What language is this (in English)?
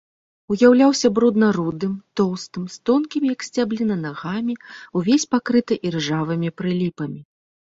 Belarusian